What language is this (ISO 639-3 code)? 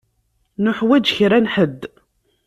kab